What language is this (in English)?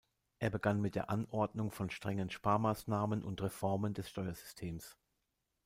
German